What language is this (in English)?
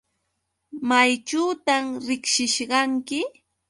Yauyos Quechua